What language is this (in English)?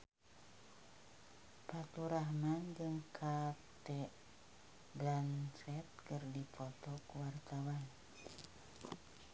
Sundanese